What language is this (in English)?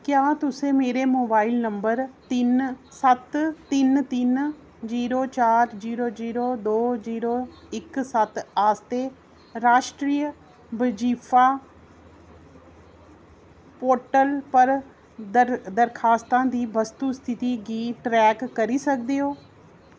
Dogri